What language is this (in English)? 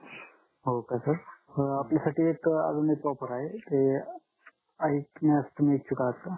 Marathi